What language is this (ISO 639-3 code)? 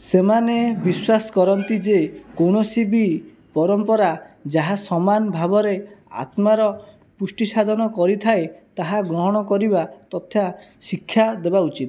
ori